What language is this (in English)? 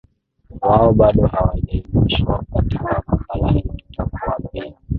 Swahili